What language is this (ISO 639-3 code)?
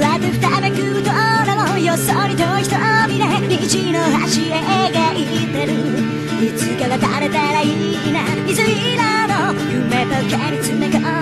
kor